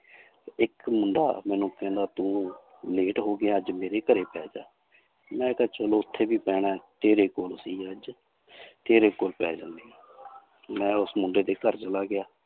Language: Punjabi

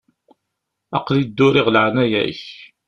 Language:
Kabyle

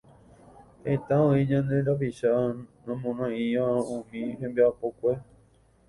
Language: Guarani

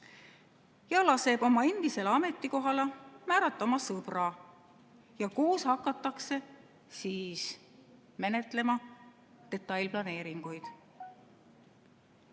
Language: Estonian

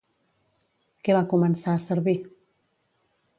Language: Catalan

